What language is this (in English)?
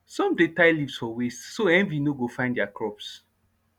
Nigerian Pidgin